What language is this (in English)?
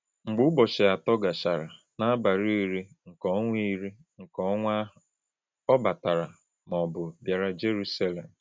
Igbo